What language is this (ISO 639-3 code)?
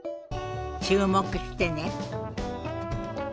jpn